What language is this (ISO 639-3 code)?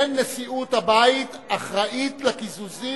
heb